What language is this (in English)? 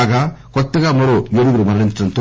Telugu